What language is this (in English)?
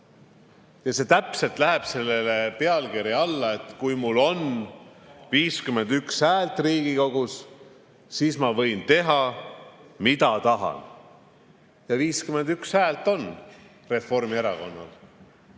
Estonian